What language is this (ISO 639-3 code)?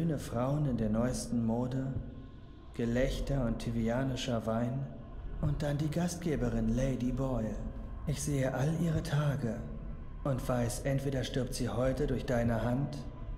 deu